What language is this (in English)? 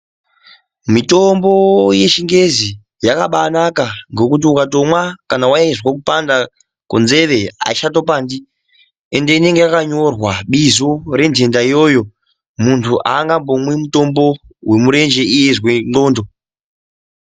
Ndau